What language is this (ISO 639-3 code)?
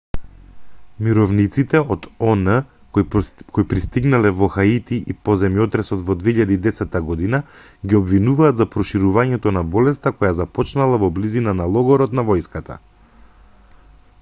mkd